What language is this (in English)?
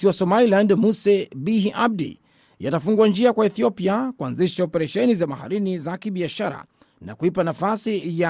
Swahili